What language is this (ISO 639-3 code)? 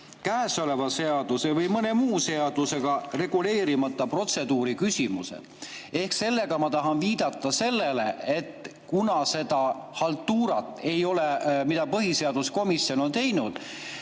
est